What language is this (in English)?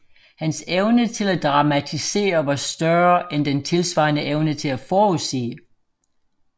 Danish